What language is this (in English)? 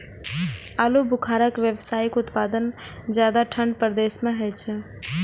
Maithili